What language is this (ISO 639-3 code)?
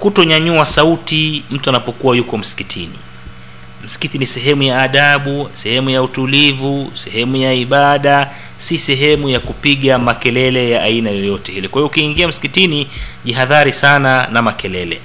swa